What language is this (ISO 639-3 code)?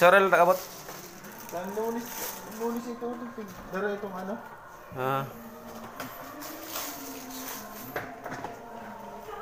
fil